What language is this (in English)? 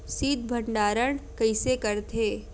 Chhattisgarhi